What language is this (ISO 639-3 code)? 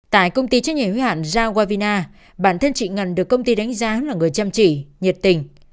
vie